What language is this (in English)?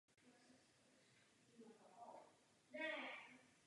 Czech